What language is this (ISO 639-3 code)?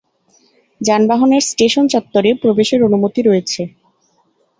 ben